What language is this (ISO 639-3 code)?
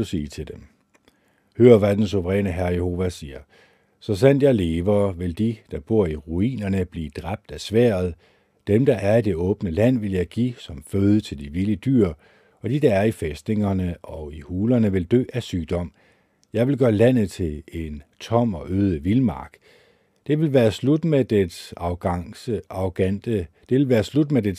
dan